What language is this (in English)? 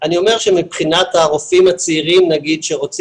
Hebrew